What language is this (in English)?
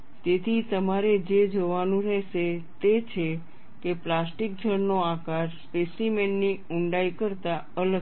Gujarati